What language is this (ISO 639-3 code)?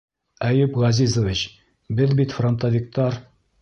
bak